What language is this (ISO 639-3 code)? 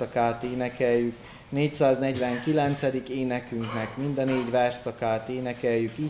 hun